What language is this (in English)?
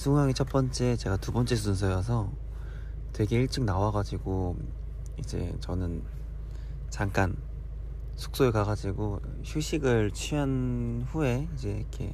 Korean